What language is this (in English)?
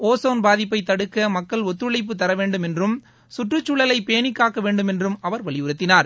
Tamil